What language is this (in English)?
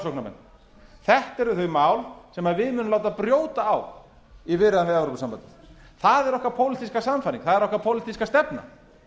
Icelandic